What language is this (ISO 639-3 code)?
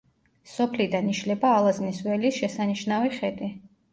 kat